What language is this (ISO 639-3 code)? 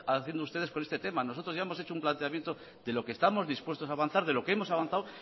spa